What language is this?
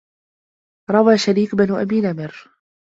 Arabic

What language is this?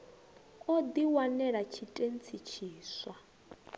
Venda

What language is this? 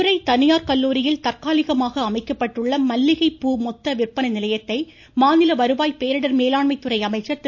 Tamil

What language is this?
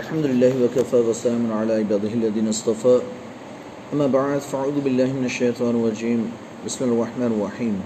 Urdu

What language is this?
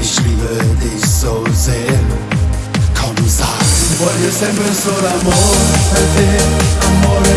Dutch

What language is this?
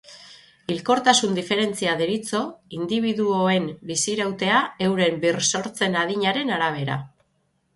Basque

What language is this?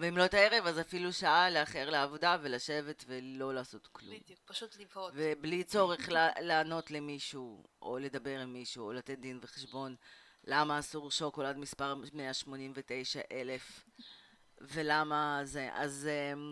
Hebrew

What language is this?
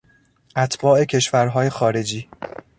Persian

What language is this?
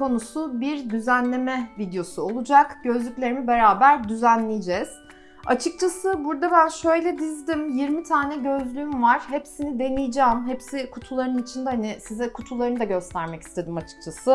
Turkish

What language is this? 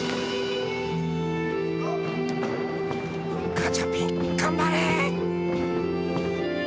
Japanese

